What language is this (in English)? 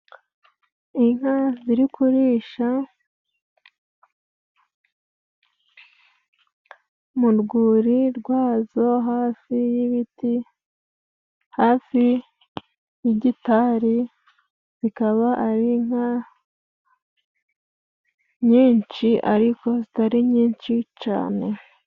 Kinyarwanda